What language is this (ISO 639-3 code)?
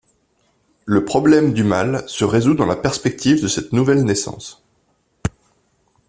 fra